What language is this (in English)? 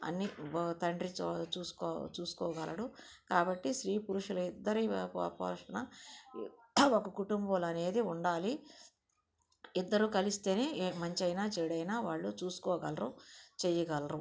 Telugu